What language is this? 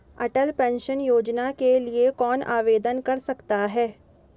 Hindi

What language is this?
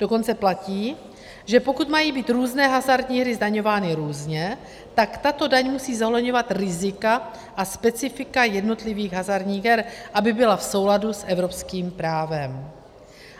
Czech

